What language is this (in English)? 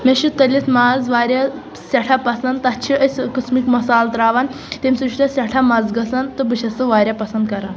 Kashmiri